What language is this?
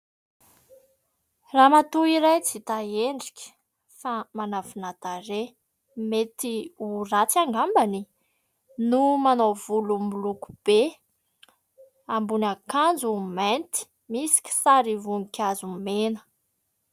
Malagasy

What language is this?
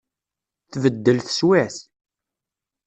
Kabyle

